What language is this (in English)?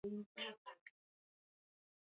Swahili